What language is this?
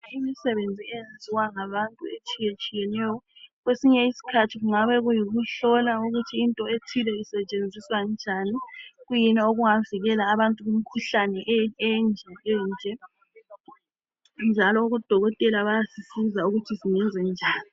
North Ndebele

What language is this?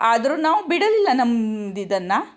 Kannada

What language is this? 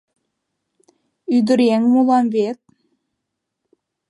Mari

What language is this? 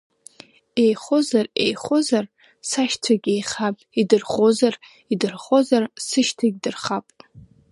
Abkhazian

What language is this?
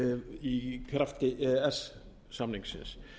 Icelandic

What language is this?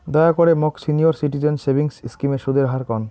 Bangla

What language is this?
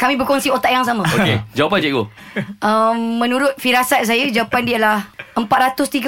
Malay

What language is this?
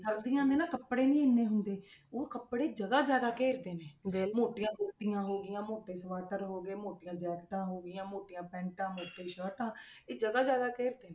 Punjabi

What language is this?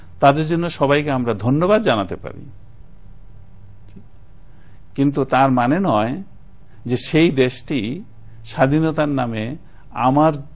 Bangla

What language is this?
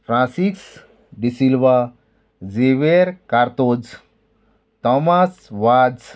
Konkani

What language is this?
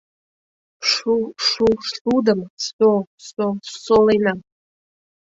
Mari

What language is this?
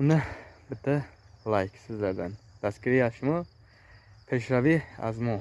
Turkish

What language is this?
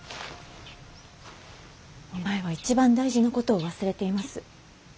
Japanese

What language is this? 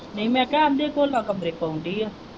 Punjabi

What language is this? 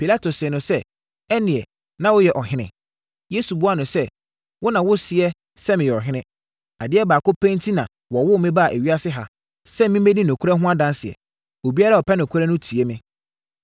Akan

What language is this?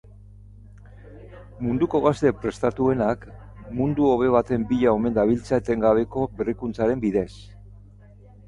Basque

